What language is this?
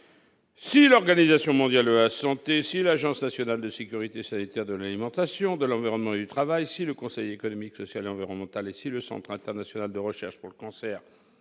French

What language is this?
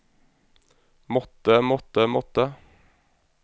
Norwegian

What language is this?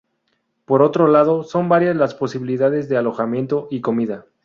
Spanish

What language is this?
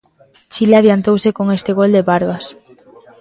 Galician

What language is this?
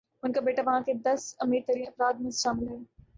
Urdu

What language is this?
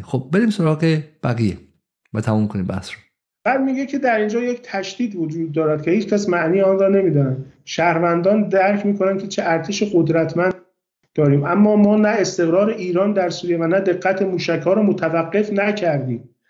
Persian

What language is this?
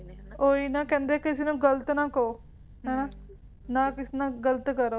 Punjabi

